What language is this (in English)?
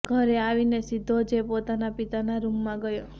Gujarati